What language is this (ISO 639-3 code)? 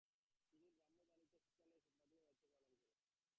ben